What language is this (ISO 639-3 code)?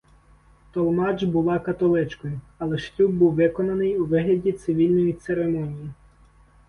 ukr